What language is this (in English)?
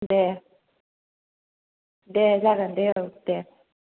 Bodo